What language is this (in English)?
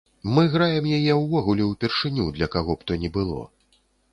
Belarusian